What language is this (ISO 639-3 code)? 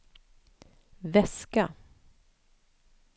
swe